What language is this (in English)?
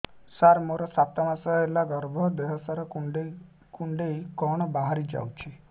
Odia